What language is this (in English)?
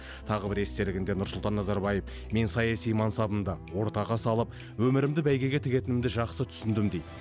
Kazakh